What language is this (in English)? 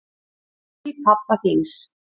Icelandic